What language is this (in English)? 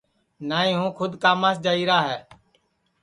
Sansi